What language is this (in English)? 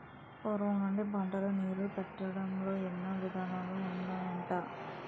Telugu